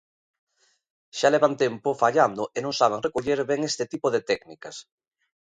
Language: Galician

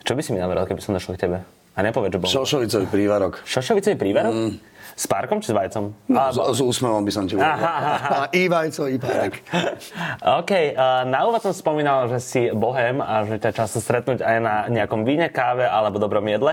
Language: Slovak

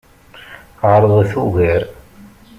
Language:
Kabyle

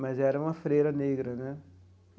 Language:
Portuguese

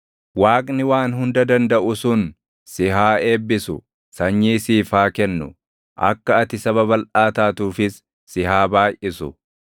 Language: Oromo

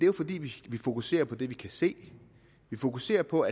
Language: Danish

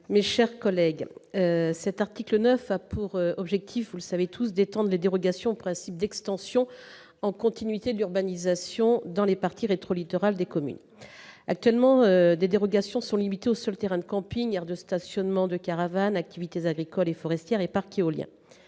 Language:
French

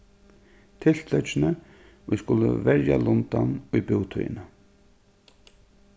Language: Faroese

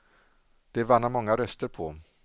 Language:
Swedish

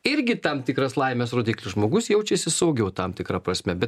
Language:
Lithuanian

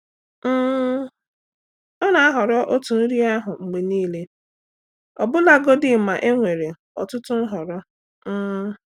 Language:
Igbo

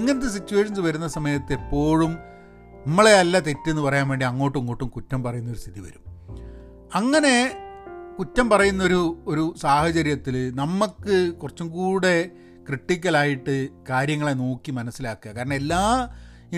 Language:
Malayalam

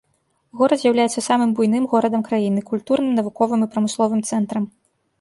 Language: Belarusian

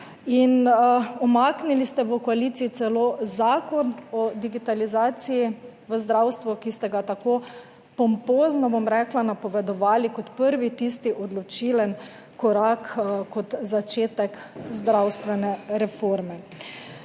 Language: Slovenian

